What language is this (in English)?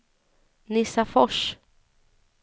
Swedish